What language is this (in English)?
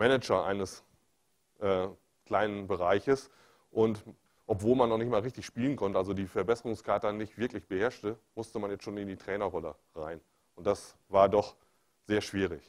German